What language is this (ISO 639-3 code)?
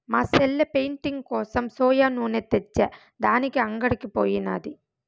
tel